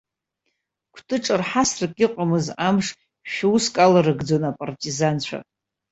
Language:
Abkhazian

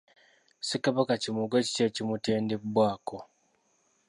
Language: Ganda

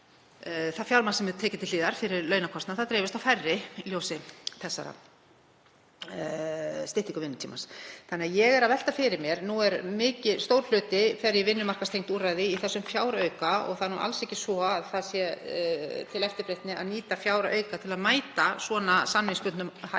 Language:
Icelandic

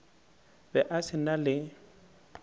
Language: Northern Sotho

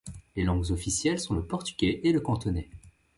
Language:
French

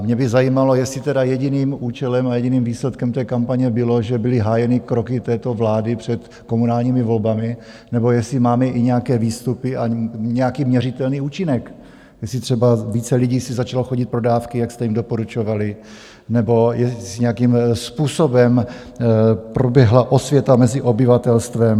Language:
Czech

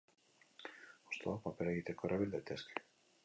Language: Basque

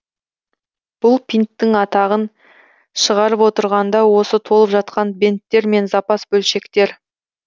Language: Kazakh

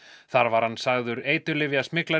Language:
Icelandic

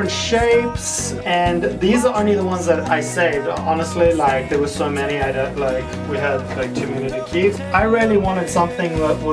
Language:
English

